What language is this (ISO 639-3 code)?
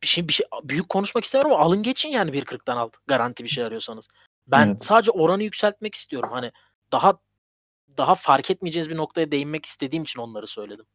tur